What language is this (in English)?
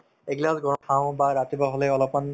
Assamese